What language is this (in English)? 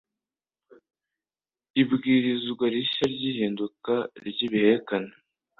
Kinyarwanda